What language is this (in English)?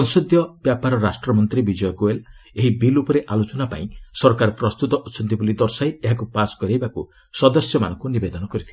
Odia